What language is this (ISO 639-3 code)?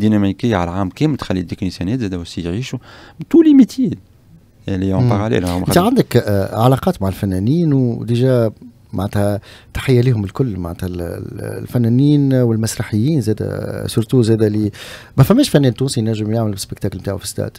ara